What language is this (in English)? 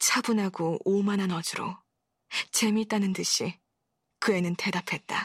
Korean